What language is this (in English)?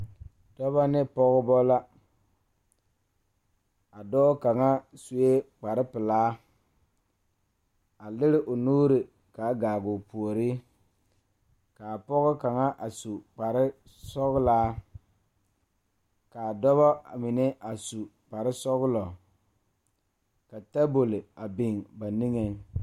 Southern Dagaare